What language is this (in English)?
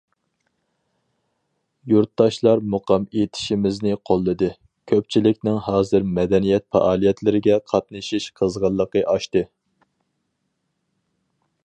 Uyghur